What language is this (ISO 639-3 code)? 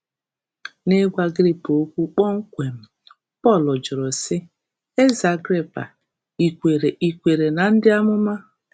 ibo